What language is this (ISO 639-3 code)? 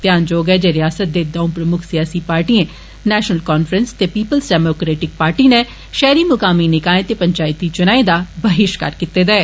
doi